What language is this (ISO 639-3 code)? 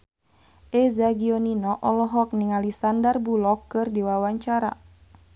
sun